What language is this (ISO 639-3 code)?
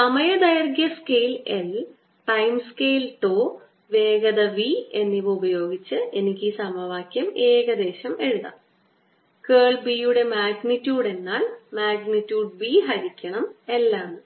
mal